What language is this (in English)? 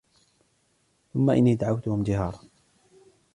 Arabic